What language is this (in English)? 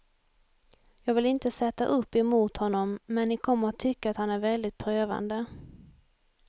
Swedish